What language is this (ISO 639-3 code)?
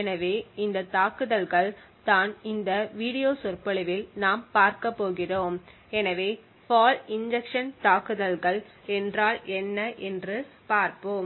tam